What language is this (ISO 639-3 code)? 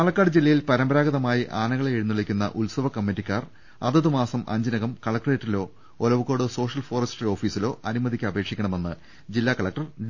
mal